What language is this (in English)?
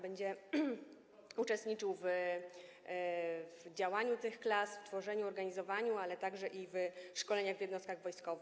Polish